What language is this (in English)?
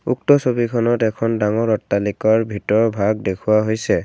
Assamese